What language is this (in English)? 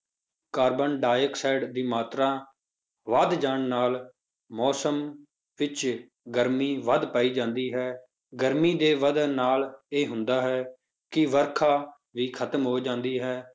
Punjabi